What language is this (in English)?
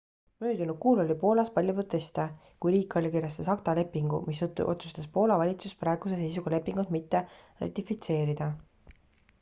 Estonian